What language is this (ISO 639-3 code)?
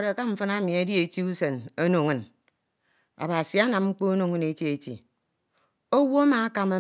itw